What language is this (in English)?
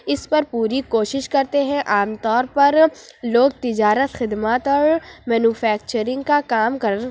Urdu